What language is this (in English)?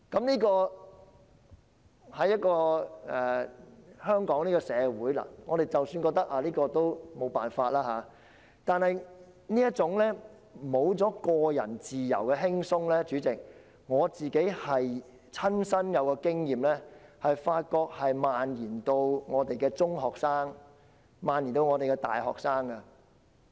Cantonese